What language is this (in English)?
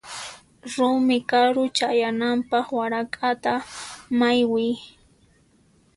Puno Quechua